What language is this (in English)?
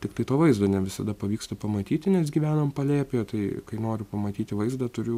Lithuanian